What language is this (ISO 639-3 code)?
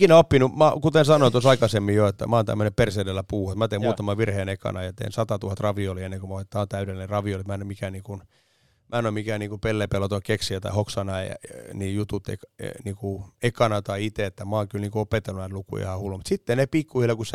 fin